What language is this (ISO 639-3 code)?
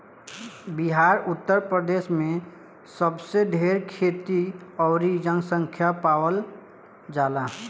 bho